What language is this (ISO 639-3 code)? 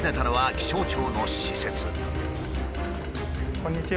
jpn